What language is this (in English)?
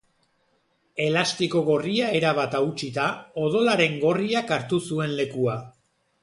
Basque